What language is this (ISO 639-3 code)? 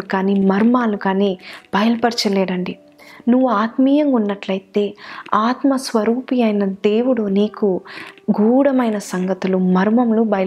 tel